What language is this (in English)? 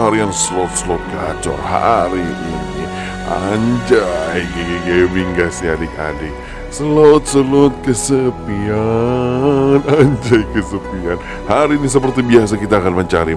Indonesian